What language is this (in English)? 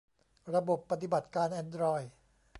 Thai